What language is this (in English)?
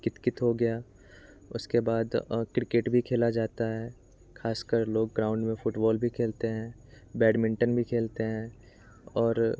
Hindi